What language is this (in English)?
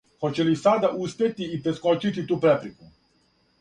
Serbian